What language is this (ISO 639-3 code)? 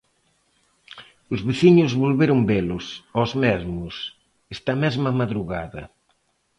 glg